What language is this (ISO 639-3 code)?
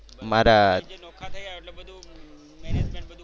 guj